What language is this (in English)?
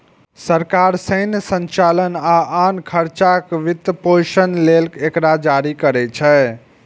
Maithili